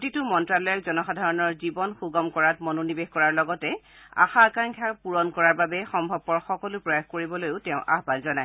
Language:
Assamese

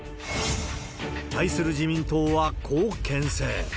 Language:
Japanese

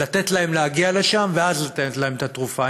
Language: Hebrew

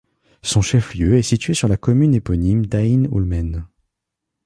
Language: French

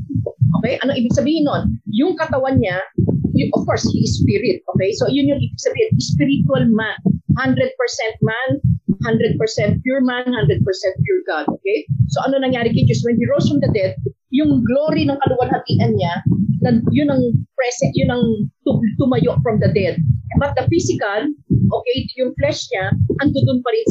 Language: Filipino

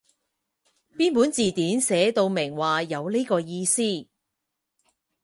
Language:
Cantonese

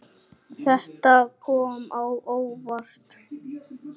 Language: Icelandic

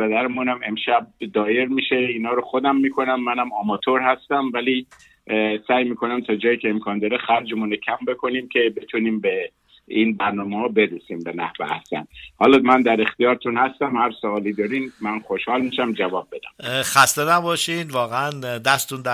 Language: Persian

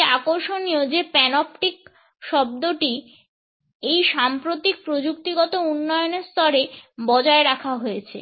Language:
Bangla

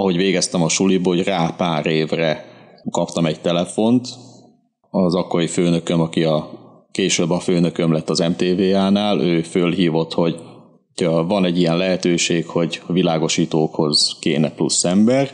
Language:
Hungarian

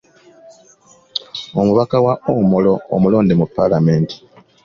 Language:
Ganda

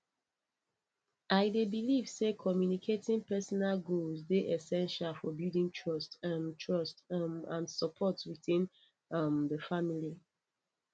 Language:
Nigerian Pidgin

